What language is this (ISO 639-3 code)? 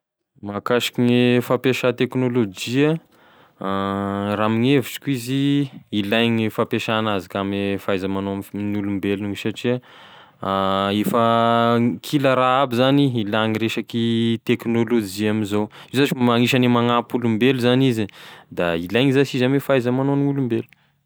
tkg